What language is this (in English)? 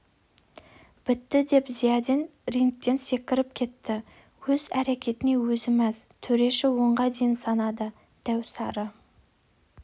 Kazakh